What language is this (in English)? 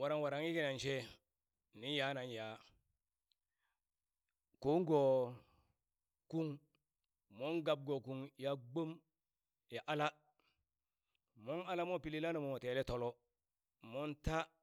Burak